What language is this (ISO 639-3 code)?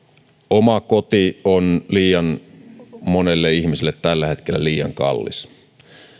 fin